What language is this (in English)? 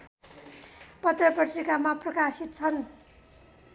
Nepali